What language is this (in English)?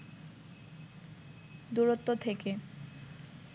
Bangla